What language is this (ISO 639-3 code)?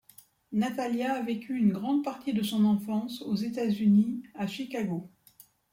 fra